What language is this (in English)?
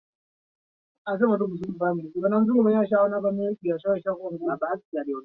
Swahili